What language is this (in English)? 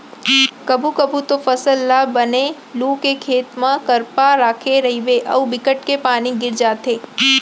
Chhattisgarhi